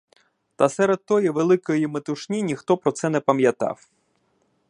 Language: Ukrainian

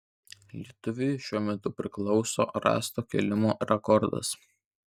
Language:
Lithuanian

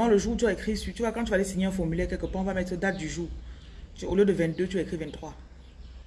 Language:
French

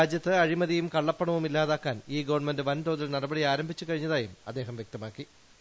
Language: Malayalam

